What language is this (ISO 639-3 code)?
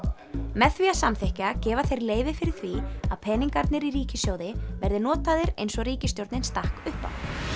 isl